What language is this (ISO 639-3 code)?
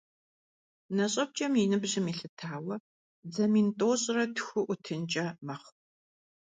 kbd